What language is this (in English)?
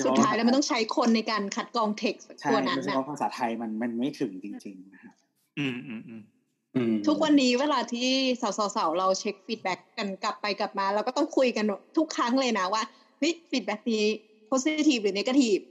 Thai